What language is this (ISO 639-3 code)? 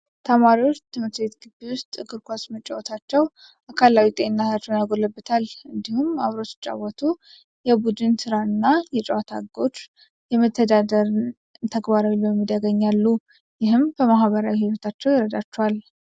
amh